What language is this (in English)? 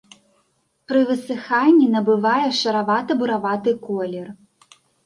Belarusian